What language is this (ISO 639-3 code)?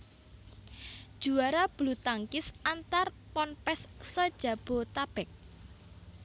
jav